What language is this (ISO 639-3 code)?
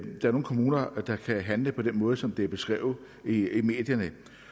dan